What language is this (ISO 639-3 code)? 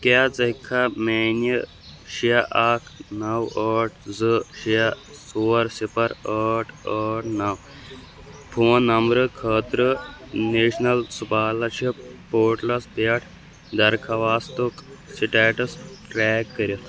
kas